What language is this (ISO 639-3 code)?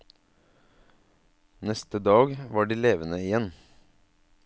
nor